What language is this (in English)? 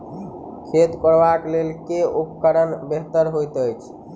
Maithili